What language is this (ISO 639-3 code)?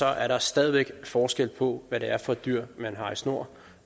dan